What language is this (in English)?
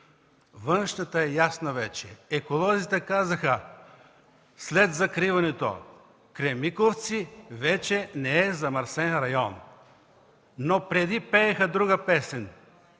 Bulgarian